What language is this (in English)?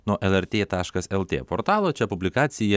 Lithuanian